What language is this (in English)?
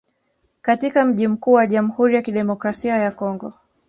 Swahili